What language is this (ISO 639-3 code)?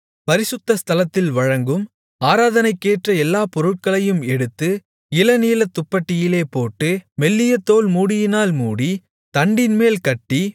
tam